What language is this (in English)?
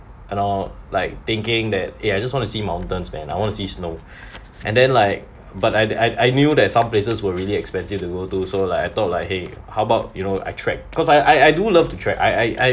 English